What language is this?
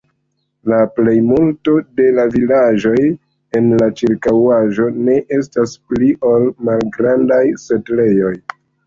Esperanto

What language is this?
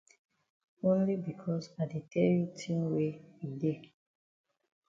Cameroon Pidgin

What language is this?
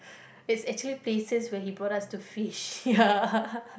English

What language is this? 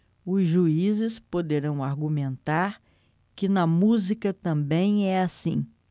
Portuguese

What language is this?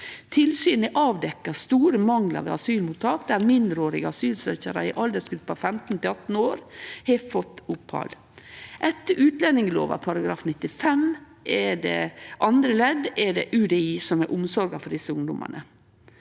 Norwegian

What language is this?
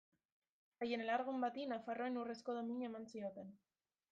Basque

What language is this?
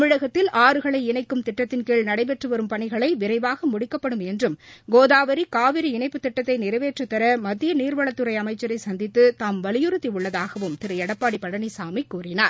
Tamil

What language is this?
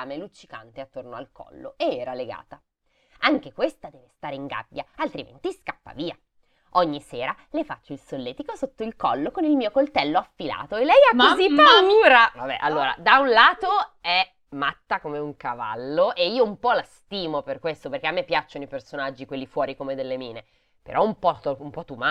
Italian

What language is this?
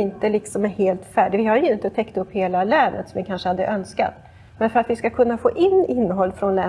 Swedish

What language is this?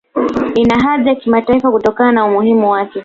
Swahili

